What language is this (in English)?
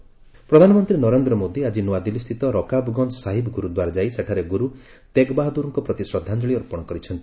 Odia